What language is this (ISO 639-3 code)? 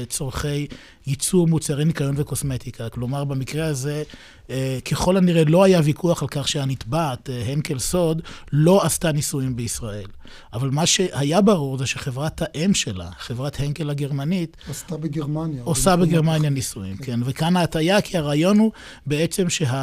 heb